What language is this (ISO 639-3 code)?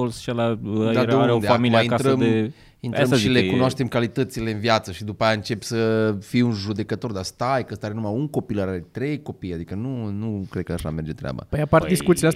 ron